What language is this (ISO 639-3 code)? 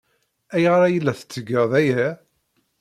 kab